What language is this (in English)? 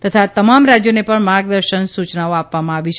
Gujarati